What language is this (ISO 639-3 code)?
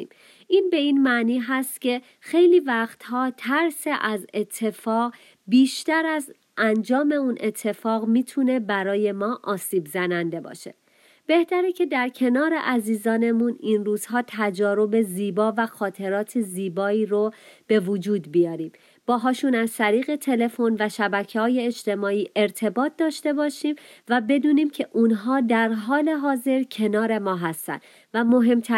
fas